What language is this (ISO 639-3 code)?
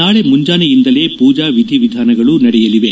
kan